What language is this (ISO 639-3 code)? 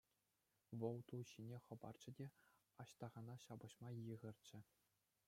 chv